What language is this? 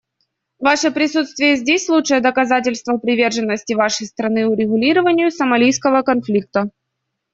Russian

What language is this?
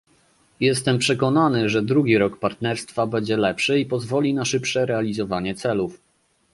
Polish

